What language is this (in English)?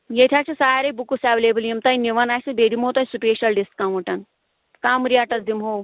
Kashmiri